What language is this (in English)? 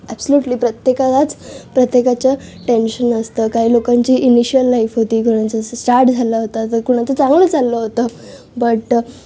Marathi